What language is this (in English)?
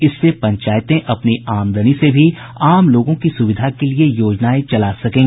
Hindi